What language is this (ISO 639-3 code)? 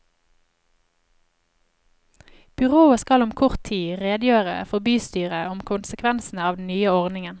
nor